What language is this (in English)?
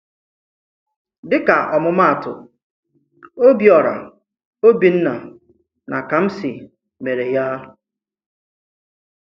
Igbo